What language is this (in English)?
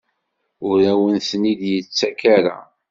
Kabyle